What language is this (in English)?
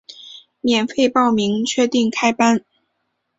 Chinese